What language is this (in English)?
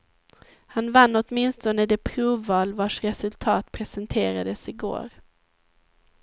Swedish